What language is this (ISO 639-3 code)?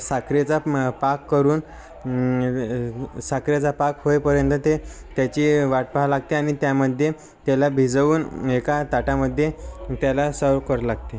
mar